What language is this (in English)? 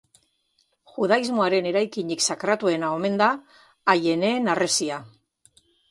Basque